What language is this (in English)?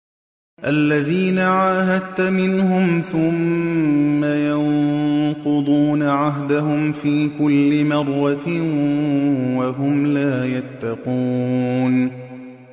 Arabic